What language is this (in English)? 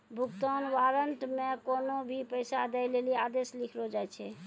Maithili